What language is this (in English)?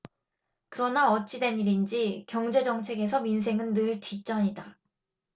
Korean